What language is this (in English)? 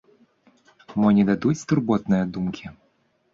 Belarusian